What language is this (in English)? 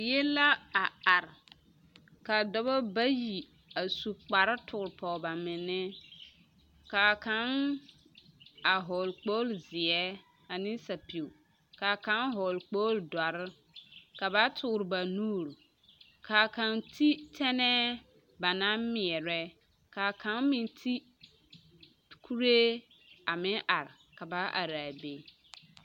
Southern Dagaare